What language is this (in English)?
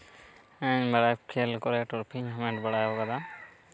Santali